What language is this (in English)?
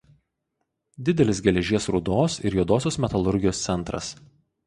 Lithuanian